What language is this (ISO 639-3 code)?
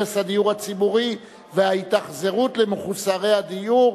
heb